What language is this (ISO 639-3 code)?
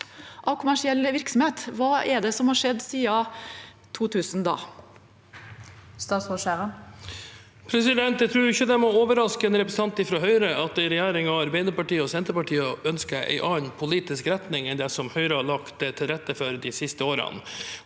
nor